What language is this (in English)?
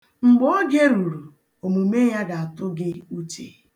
Igbo